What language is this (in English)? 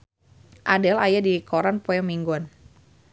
Sundanese